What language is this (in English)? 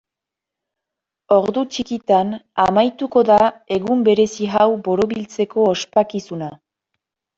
Basque